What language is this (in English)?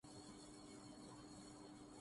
Urdu